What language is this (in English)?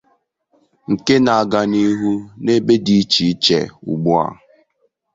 Igbo